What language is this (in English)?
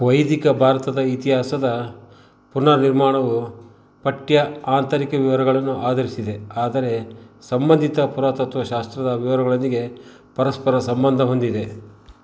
Kannada